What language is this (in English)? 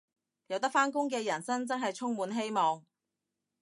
Cantonese